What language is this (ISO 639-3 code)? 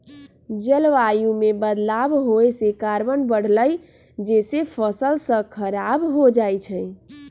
mag